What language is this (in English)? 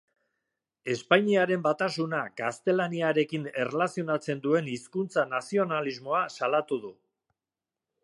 Basque